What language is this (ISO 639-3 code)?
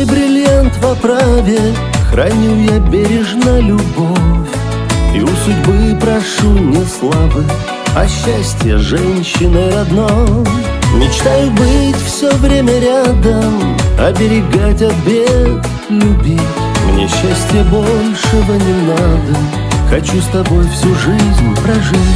rus